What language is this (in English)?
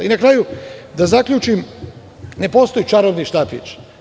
Serbian